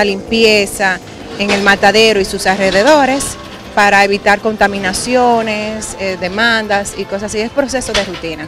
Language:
Spanish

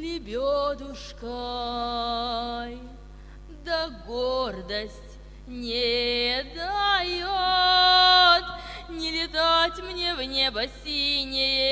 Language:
Russian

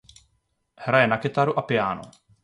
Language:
Czech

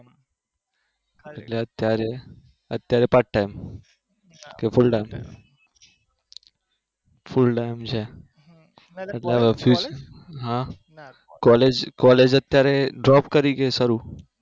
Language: Gujarati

